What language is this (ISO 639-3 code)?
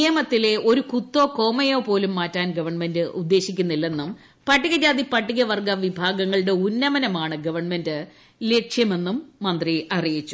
mal